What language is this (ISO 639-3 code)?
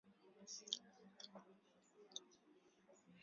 swa